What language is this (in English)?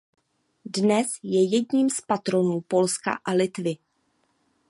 Czech